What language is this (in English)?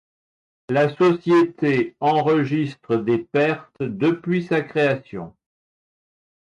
French